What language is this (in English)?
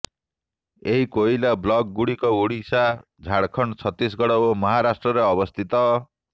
Odia